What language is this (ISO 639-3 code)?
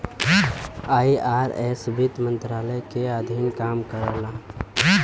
bho